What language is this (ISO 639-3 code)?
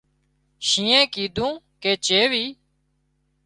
kxp